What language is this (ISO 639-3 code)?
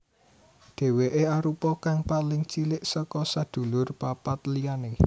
jav